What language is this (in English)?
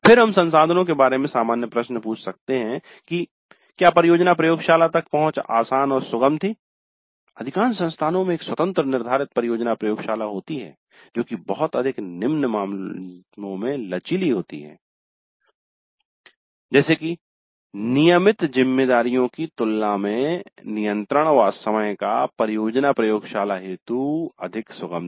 Hindi